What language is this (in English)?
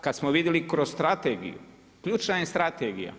Croatian